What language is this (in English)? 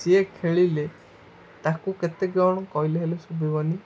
Odia